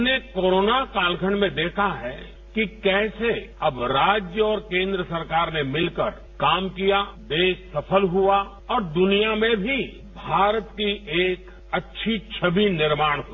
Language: Hindi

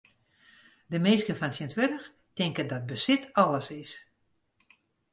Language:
Western Frisian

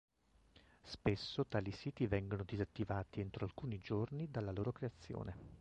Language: Italian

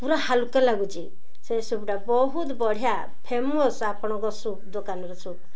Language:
Odia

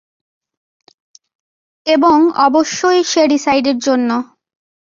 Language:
Bangla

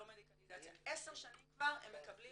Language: Hebrew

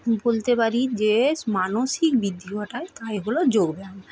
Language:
Bangla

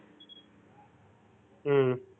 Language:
Tamil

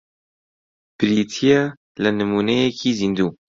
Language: Central Kurdish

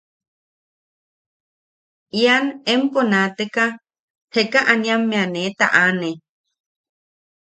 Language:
Yaqui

